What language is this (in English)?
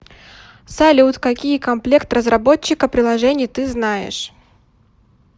Russian